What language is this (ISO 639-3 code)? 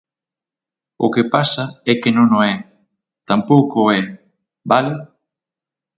glg